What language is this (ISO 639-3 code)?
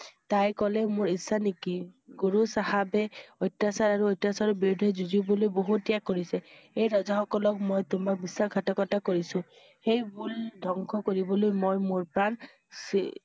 asm